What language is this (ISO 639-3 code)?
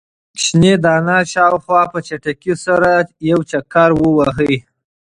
pus